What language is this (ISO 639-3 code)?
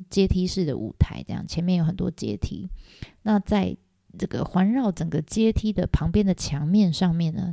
zho